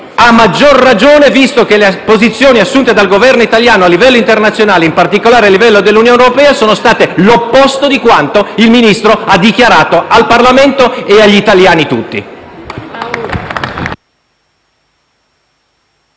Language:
Italian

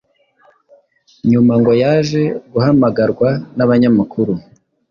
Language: Kinyarwanda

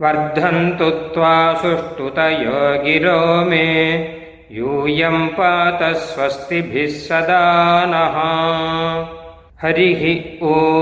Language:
Tamil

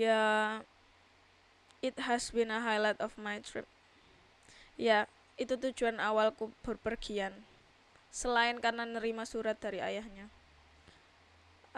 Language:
Indonesian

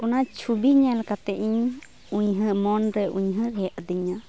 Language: Santali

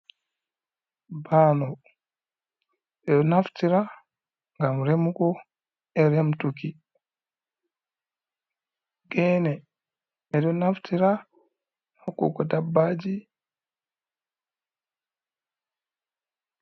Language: Fula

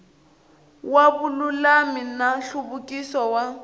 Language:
Tsonga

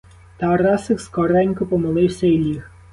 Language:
Ukrainian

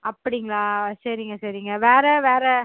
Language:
Tamil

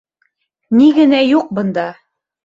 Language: Bashkir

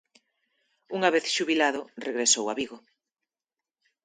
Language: Galician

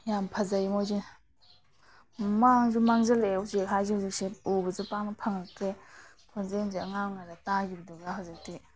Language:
Manipuri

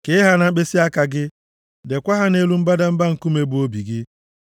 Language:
Igbo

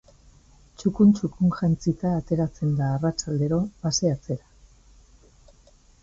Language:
Basque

